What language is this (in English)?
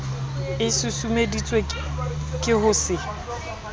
Southern Sotho